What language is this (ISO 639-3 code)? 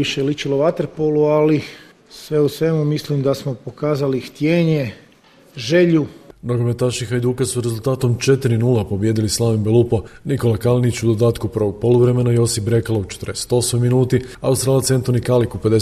hrv